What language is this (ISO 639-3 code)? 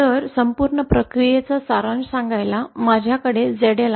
mar